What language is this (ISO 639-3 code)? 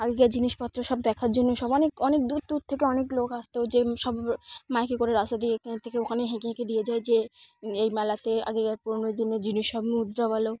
ben